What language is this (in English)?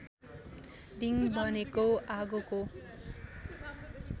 Nepali